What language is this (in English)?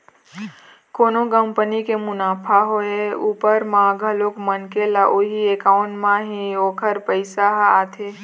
Chhattisgarhi